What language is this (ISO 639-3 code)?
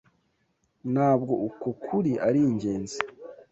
kin